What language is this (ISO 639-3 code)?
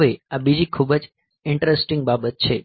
guj